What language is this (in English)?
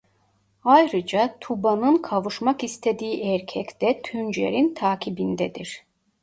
Turkish